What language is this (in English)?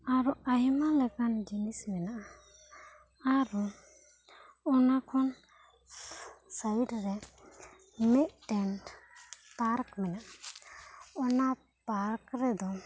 Santali